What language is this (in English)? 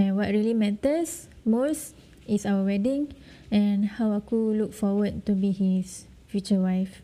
Malay